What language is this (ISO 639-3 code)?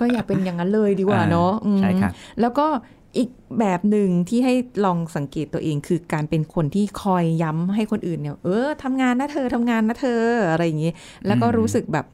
tha